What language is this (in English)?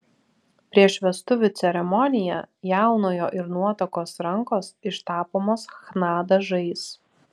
Lithuanian